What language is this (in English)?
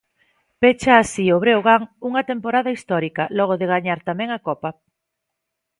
Galician